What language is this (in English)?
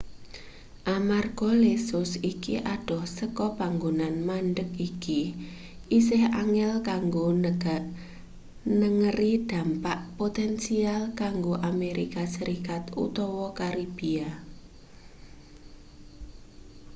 Javanese